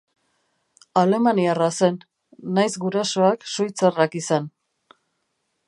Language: Basque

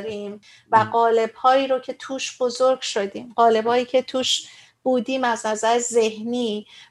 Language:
Persian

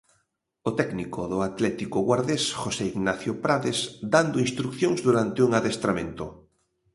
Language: Galician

